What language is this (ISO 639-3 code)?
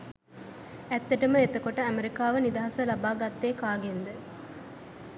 sin